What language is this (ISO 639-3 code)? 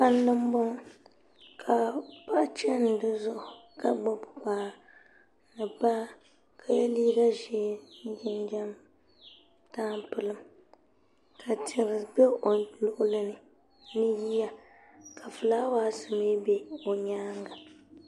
dag